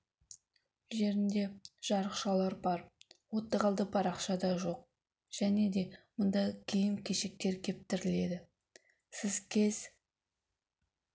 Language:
Kazakh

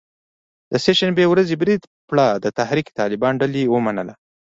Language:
Pashto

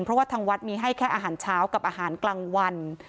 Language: Thai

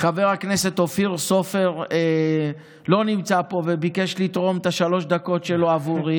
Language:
Hebrew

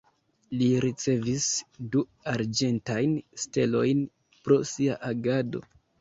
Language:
Esperanto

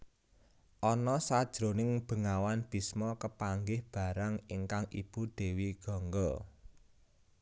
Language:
Javanese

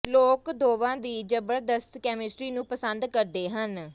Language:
Punjabi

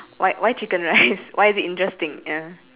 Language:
English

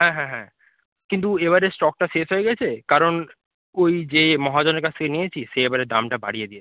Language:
Bangla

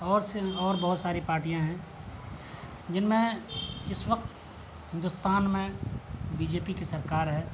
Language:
Urdu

